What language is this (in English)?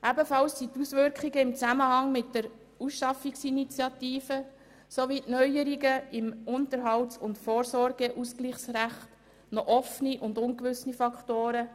Swiss German